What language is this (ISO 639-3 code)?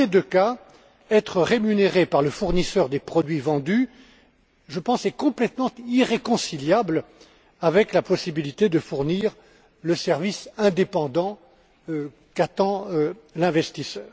fra